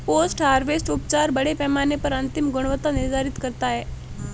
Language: Hindi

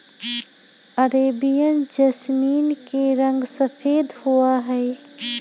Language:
Magahi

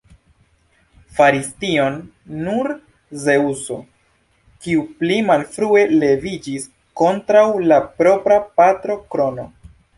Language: Esperanto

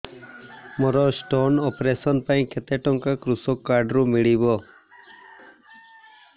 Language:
Odia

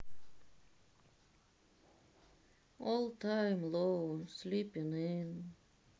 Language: Russian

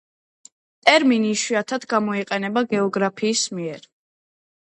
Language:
Georgian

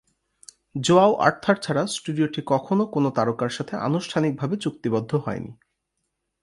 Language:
Bangla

